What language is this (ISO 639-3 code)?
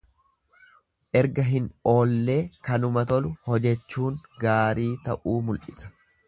orm